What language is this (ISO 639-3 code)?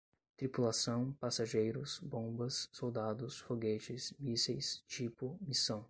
por